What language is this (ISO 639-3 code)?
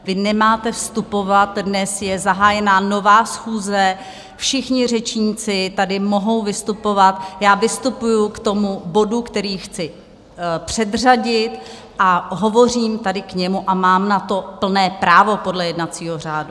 ces